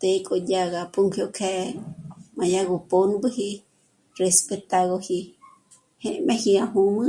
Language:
Michoacán Mazahua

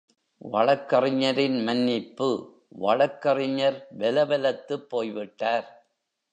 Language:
Tamil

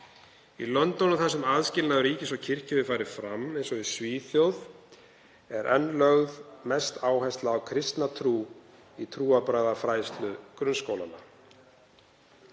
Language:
Icelandic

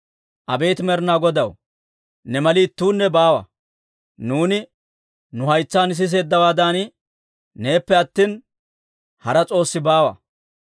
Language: Dawro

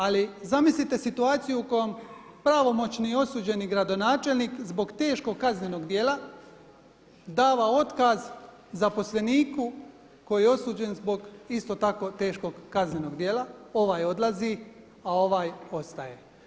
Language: Croatian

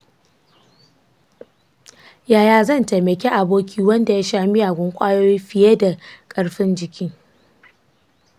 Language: Hausa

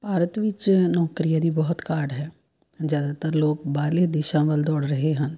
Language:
Punjabi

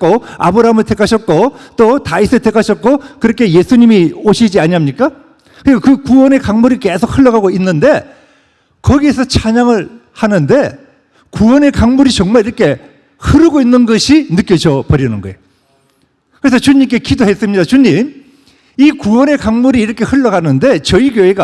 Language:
Korean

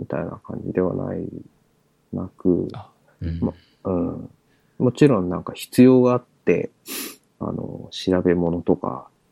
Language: Japanese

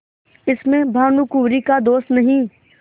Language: Hindi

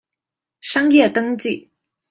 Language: Chinese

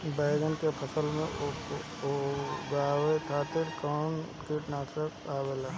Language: Bhojpuri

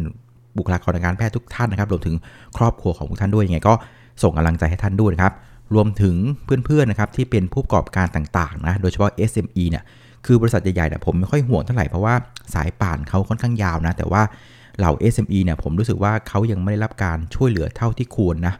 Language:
Thai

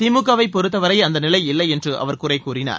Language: Tamil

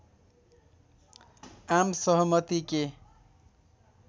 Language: Nepali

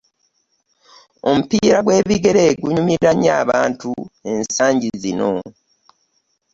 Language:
Ganda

